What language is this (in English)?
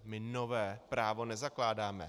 Czech